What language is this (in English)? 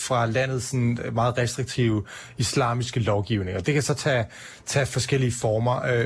Danish